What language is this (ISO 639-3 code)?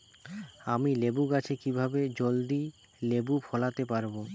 ben